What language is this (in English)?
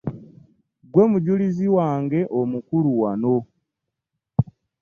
Ganda